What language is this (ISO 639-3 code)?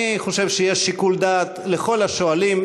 heb